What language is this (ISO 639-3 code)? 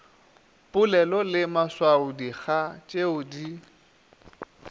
nso